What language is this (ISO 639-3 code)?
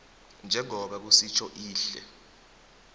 nbl